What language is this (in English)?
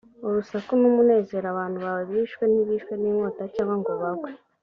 Kinyarwanda